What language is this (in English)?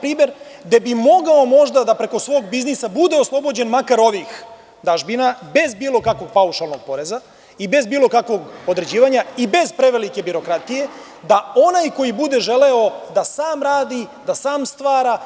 Serbian